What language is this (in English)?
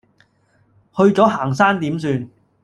Cantonese